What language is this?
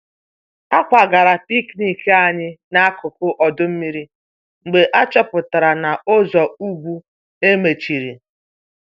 Igbo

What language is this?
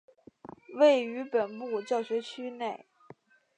Chinese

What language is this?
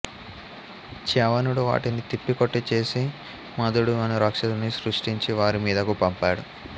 Telugu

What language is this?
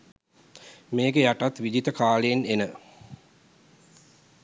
Sinhala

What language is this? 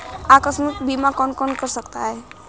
Hindi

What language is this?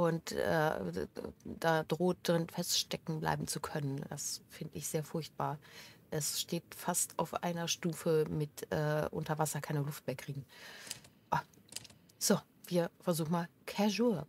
German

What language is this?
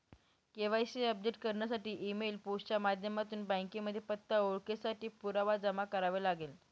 Marathi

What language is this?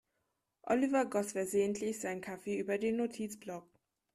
German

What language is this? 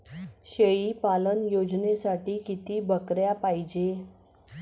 Marathi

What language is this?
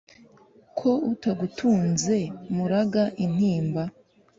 Kinyarwanda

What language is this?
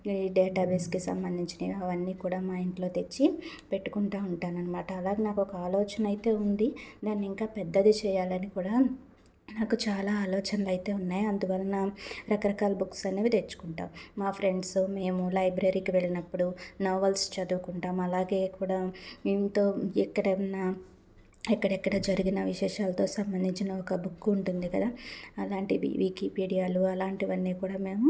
Telugu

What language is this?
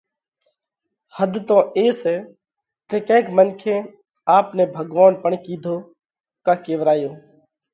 Parkari Koli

